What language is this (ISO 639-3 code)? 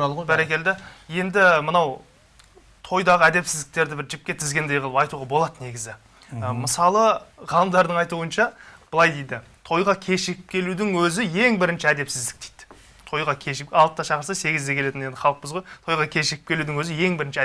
tur